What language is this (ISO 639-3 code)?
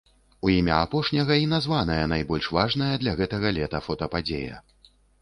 bel